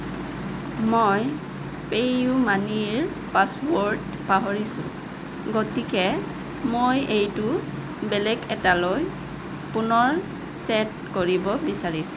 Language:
Assamese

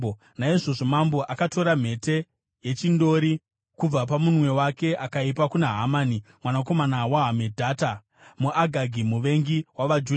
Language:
Shona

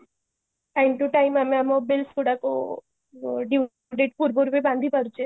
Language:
Odia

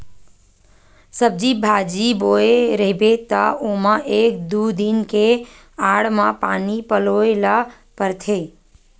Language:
Chhattisgarhi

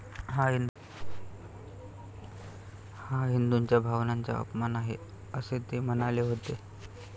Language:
Marathi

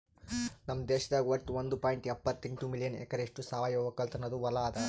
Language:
Kannada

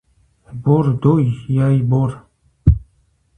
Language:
Kabardian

